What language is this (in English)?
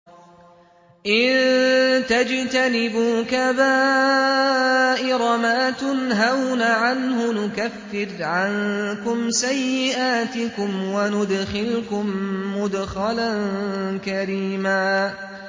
Arabic